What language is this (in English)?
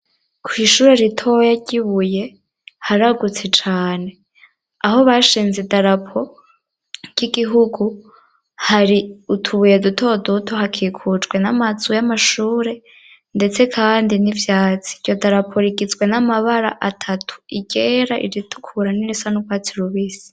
Rundi